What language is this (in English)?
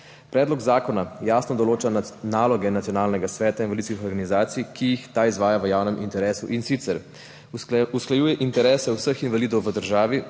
Slovenian